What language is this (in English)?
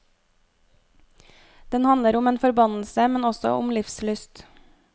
Norwegian